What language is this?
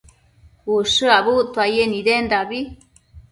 Matsés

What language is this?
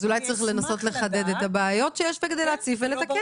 Hebrew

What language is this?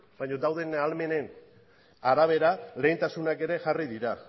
Basque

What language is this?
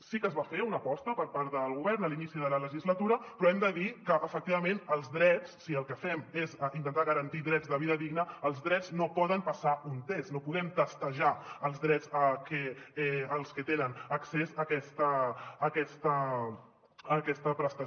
Catalan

